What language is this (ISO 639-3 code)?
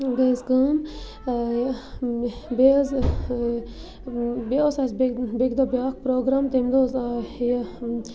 kas